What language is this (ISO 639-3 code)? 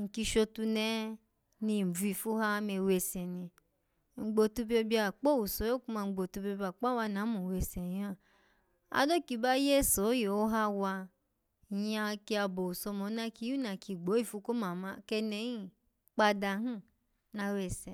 ala